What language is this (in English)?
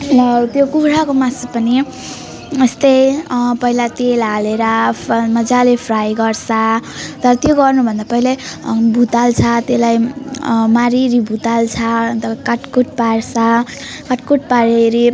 Nepali